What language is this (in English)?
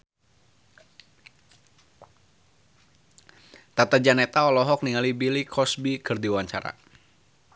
Sundanese